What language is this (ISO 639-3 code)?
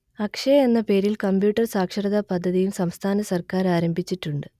mal